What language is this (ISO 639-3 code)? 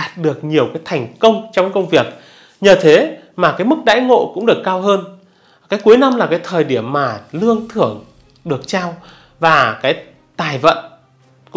vie